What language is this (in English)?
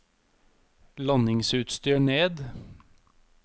Norwegian